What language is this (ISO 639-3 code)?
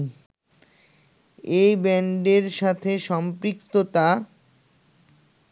ben